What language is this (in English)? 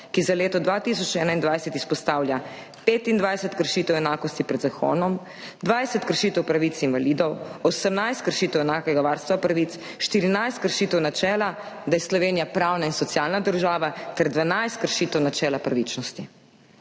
Slovenian